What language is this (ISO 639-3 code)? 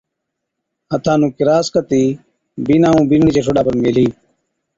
odk